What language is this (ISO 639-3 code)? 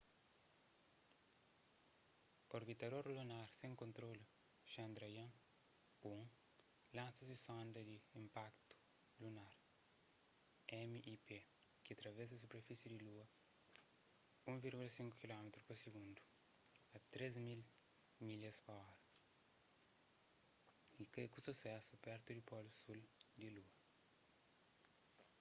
kea